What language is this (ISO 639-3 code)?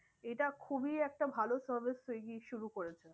ben